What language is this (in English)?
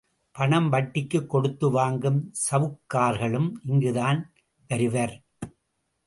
Tamil